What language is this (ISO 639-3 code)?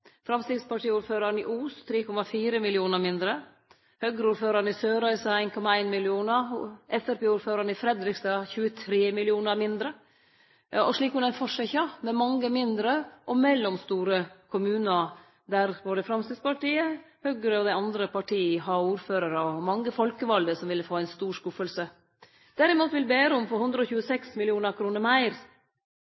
nno